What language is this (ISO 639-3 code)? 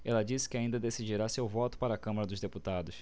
por